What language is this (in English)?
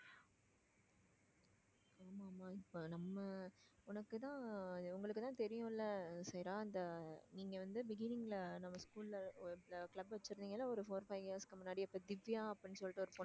Tamil